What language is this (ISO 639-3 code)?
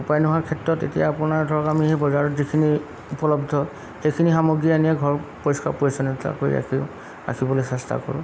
asm